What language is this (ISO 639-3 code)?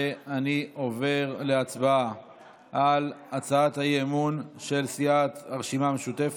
heb